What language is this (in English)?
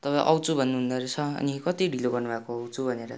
Nepali